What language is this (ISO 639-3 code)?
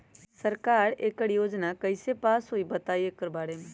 mag